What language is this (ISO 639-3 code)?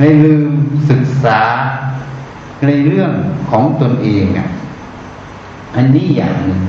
tha